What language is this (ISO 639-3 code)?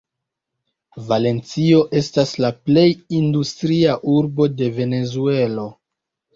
epo